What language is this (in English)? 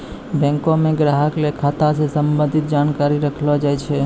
Maithili